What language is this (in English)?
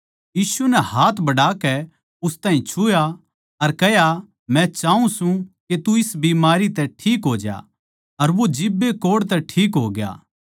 Haryanvi